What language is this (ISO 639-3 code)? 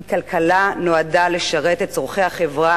heb